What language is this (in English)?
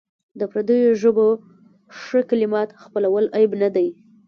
Pashto